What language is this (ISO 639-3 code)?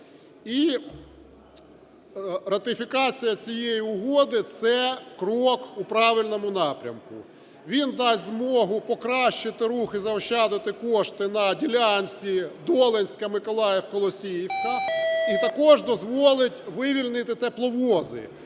ukr